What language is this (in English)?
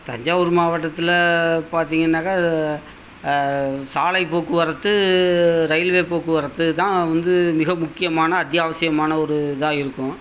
Tamil